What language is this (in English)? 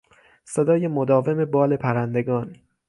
Persian